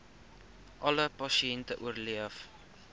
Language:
Afrikaans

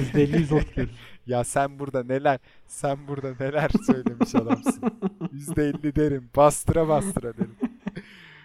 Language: Turkish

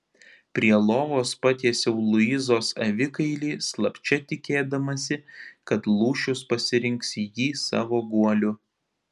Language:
Lithuanian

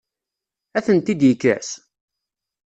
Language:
Kabyle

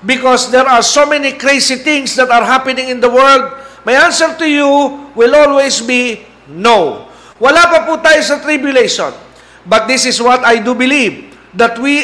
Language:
Filipino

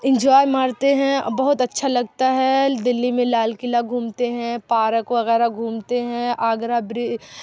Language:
Urdu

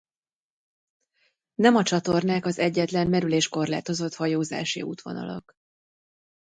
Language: Hungarian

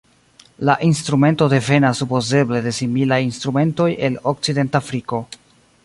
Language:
Esperanto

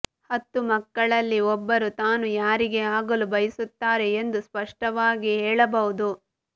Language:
Kannada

